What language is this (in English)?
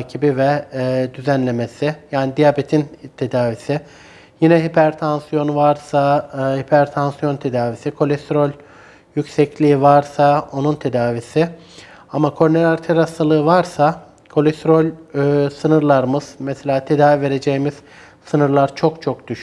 Turkish